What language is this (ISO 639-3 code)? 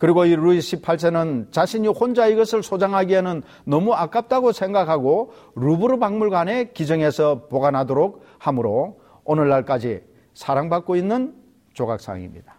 kor